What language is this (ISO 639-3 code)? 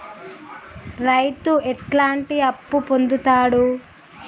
tel